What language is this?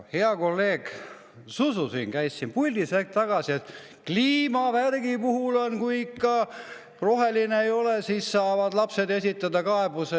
Estonian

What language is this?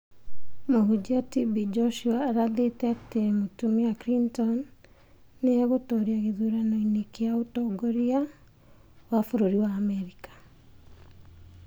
Kikuyu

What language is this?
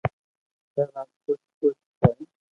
Loarki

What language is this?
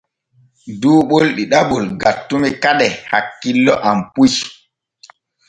Borgu Fulfulde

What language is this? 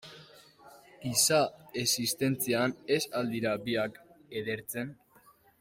Basque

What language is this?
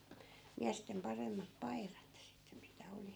Finnish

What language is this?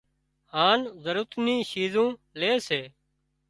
Wadiyara Koli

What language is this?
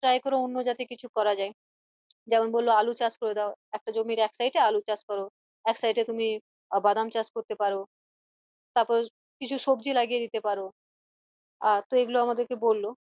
Bangla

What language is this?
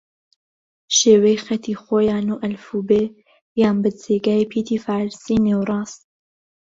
Central Kurdish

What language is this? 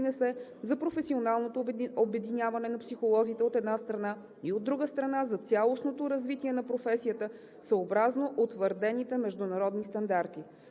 Bulgarian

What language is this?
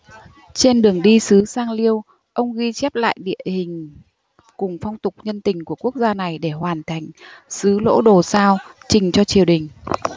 Vietnamese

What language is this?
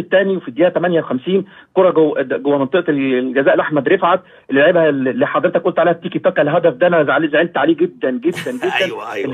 Arabic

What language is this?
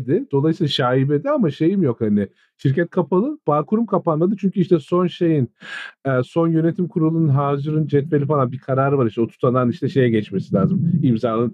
Turkish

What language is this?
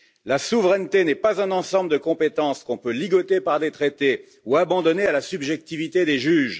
French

